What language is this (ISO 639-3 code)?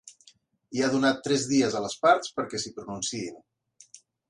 cat